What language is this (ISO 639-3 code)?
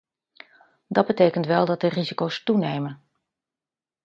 nld